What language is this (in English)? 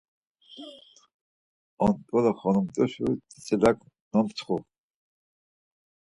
Laz